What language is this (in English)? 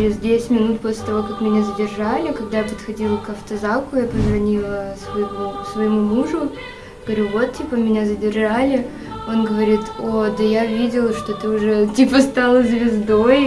Russian